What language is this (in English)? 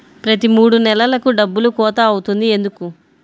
Telugu